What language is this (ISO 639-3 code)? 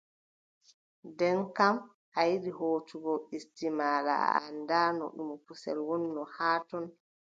fub